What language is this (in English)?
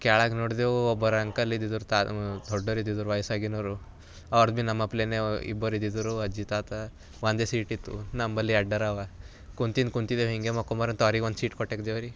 Kannada